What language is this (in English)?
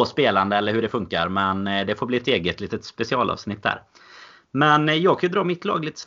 Swedish